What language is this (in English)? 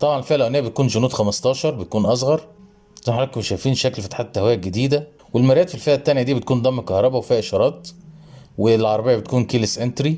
Arabic